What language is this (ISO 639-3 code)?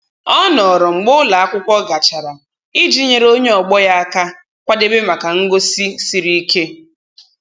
ibo